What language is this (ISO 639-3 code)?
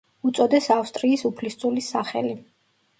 kat